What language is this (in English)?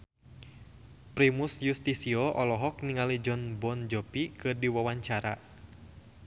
Sundanese